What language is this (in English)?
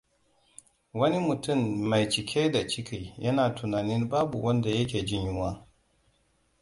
Hausa